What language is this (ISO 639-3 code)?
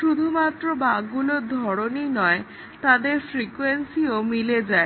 ben